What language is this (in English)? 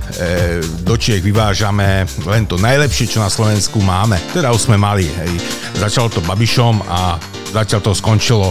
Slovak